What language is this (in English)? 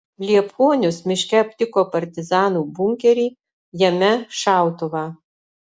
Lithuanian